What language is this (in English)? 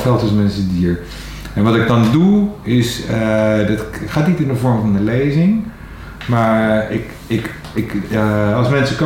Dutch